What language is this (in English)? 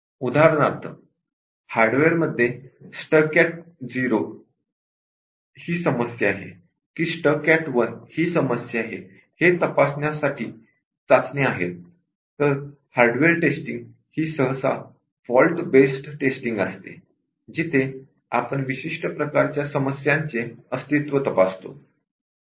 Marathi